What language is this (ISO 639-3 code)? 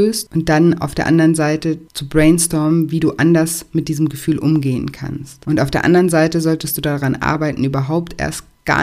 deu